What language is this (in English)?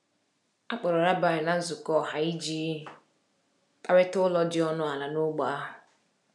Igbo